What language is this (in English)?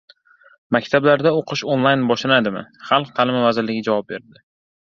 Uzbek